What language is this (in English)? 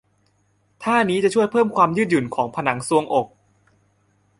Thai